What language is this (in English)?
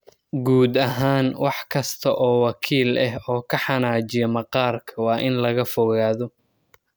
Somali